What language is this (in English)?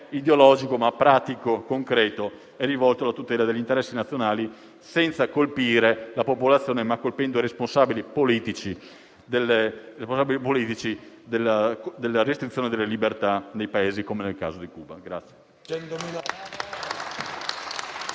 Italian